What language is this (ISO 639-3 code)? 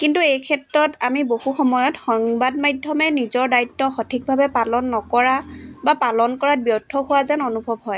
asm